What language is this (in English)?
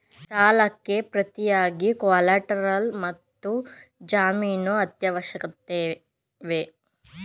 Kannada